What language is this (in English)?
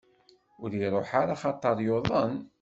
Kabyle